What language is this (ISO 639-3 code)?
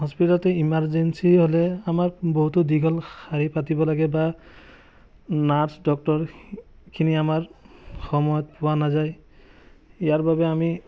asm